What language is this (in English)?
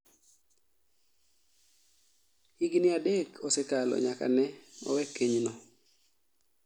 Luo (Kenya and Tanzania)